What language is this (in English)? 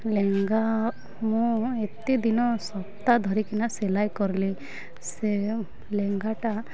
Odia